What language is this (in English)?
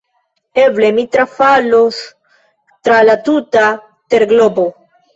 Esperanto